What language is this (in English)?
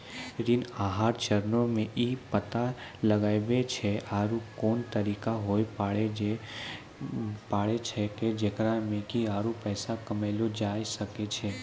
Maithili